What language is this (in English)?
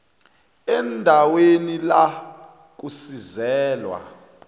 South Ndebele